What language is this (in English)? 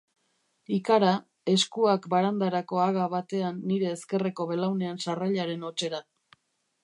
Basque